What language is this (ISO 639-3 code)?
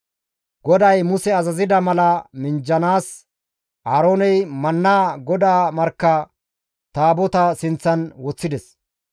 gmv